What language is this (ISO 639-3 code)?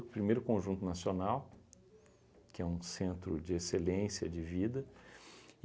por